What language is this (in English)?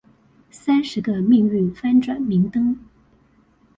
Chinese